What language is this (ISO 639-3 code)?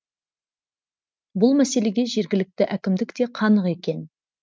kaz